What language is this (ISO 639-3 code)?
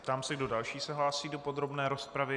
ces